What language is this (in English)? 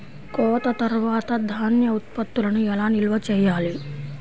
Telugu